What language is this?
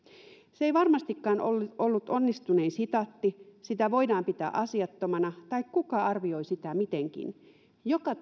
Finnish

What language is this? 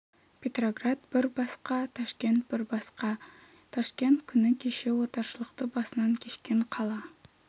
Kazakh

